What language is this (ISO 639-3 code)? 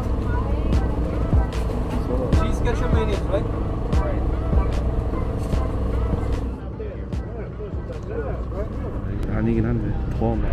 kor